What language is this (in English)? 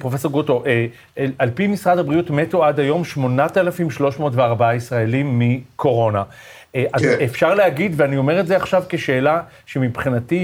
Hebrew